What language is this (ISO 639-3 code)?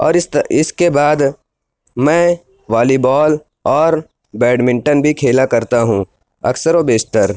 urd